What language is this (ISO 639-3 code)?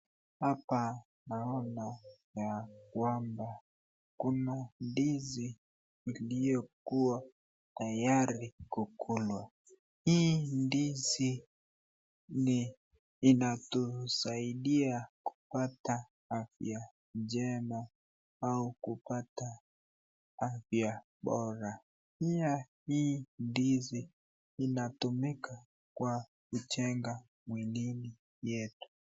swa